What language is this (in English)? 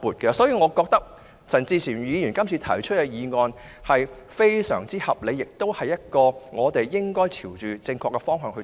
Cantonese